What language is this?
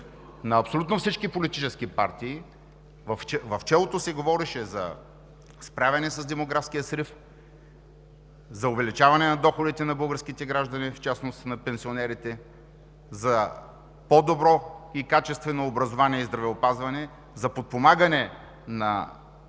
Bulgarian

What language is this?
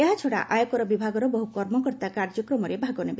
Odia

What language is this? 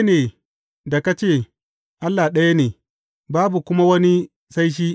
Hausa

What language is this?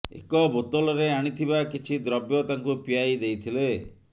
Odia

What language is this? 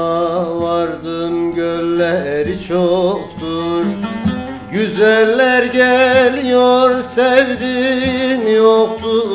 Turkish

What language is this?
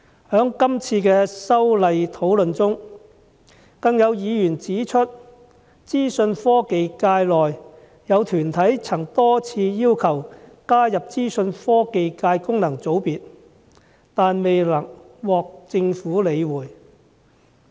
Cantonese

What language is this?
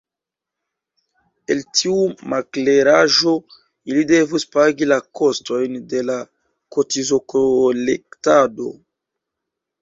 Esperanto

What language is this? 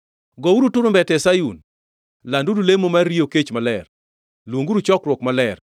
Luo (Kenya and Tanzania)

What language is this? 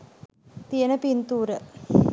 Sinhala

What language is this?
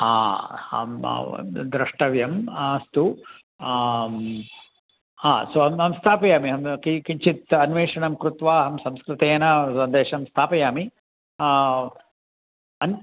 Sanskrit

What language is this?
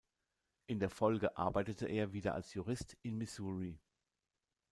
German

